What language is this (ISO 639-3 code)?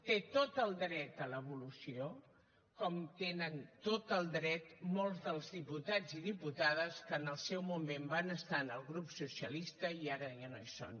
cat